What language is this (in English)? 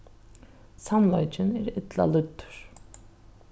Faroese